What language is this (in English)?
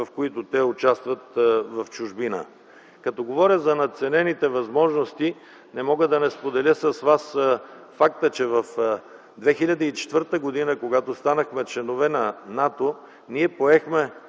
Bulgarian